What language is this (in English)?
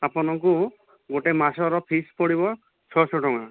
Odia